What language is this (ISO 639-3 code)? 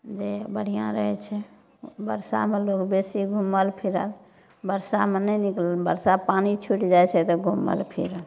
mai